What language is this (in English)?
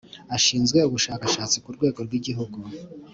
Kinyarwanda